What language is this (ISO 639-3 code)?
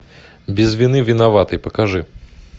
rus